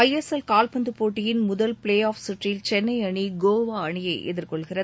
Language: Tamil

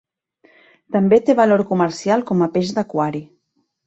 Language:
Catalan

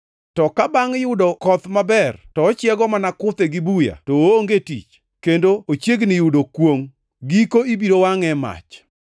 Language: Luo (Kenya and Tanzania)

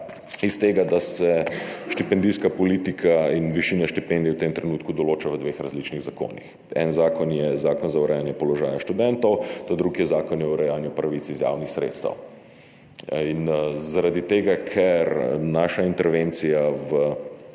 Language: Slovenian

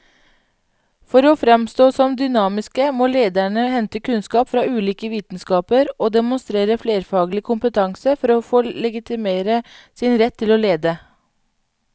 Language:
Norwegian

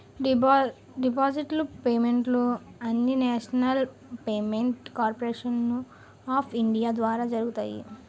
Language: Telugu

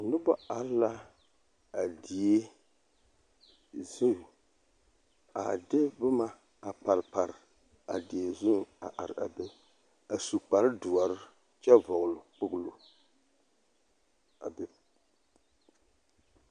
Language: Southern Dagaare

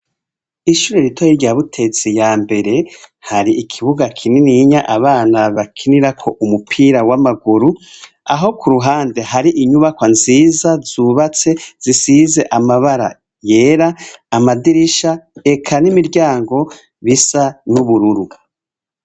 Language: Rundi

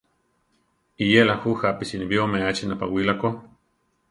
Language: Central Tarahumara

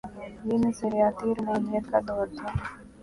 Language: Urdu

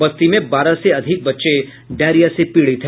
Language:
Hindi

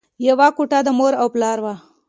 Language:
Pashto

